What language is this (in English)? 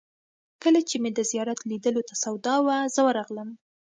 Pashto